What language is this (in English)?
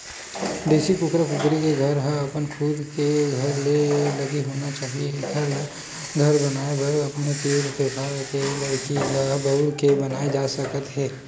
Chhattisgarhi